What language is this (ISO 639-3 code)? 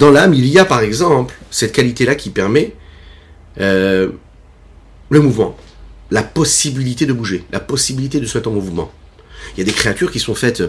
fra